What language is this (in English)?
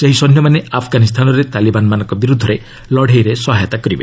Odia